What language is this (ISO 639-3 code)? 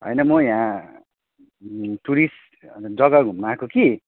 nep